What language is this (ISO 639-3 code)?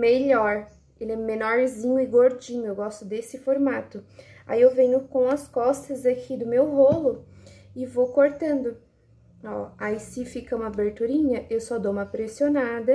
por